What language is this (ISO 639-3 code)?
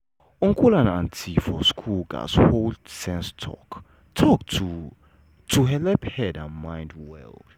pcm